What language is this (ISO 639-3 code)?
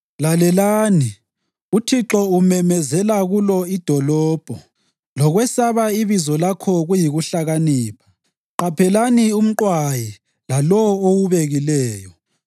nde